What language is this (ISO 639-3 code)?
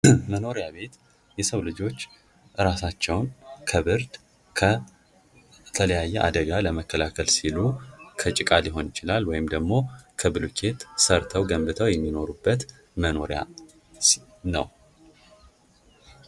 amh